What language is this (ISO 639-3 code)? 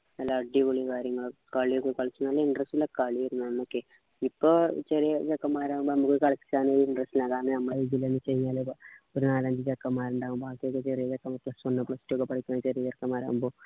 mal